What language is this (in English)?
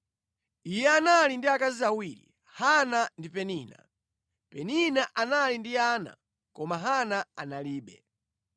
Nyanja